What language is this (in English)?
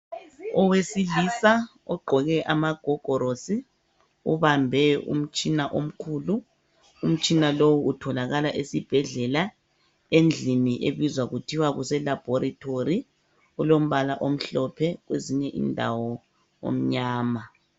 North Ndebele